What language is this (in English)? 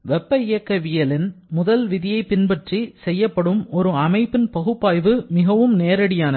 Tamil